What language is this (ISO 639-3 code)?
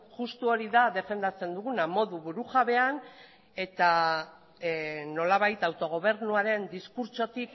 eus